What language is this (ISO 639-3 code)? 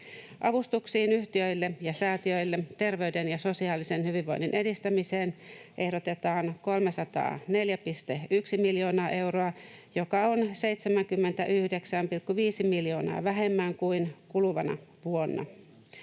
fin